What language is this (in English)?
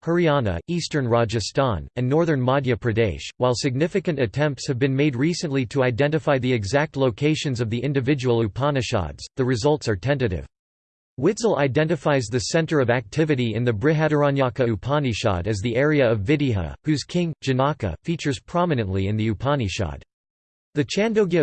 English